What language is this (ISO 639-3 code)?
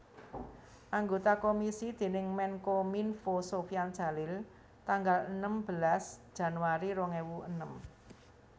jav